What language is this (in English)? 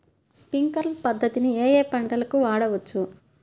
Telugu